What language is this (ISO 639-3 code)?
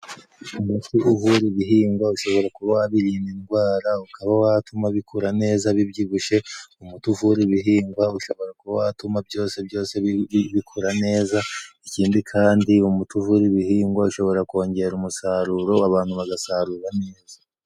kin